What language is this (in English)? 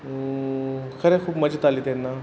Konkani